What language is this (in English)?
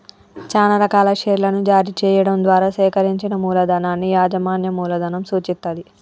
Telugu